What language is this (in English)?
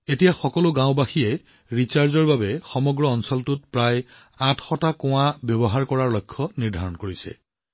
Assamese